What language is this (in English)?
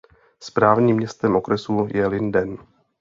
Czech